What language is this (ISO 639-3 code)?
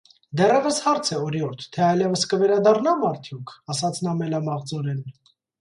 hye